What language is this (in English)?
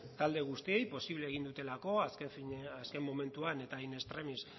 Basque